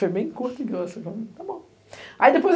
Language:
Portuguese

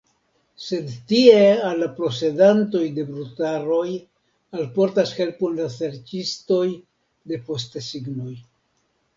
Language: Esperanto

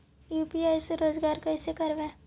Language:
Magahi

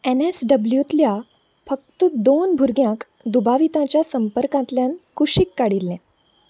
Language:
Konkani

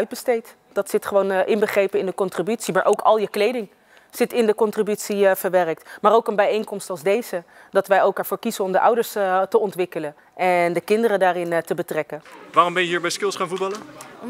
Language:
Dutch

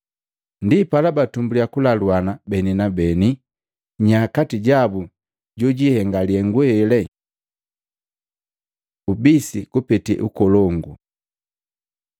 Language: Matengo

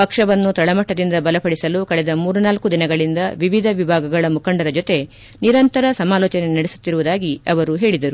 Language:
Kannada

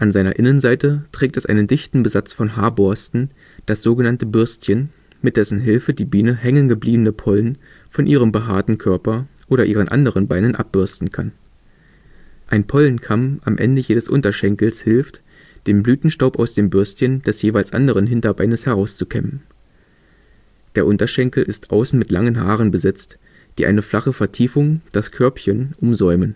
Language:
German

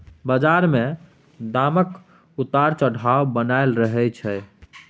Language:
Maithili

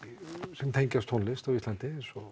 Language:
Icelandic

